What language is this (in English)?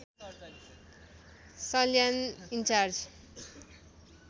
Nepali